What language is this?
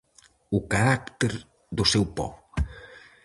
Galician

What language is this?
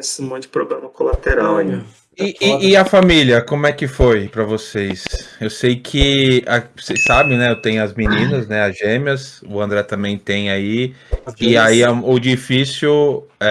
Portuguese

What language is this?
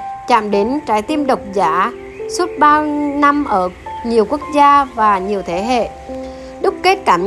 Vietnamese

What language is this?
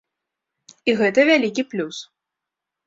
Belarusian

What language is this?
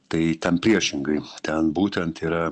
Lithuanian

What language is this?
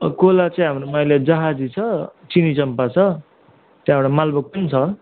Nepali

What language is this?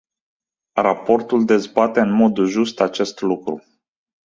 Romanian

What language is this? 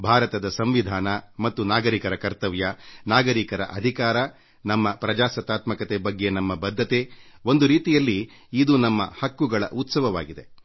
Kannada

